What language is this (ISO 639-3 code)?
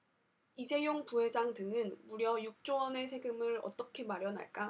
kor